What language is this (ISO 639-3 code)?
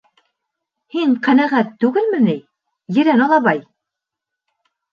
bak